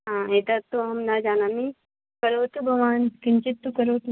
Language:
Sanskrit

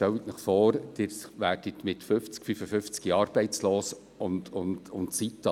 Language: Swiss German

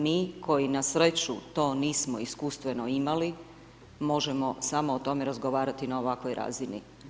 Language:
Croatian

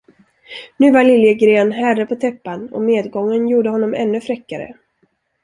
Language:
Swedish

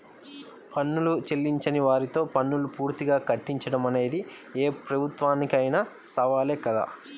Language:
Telugu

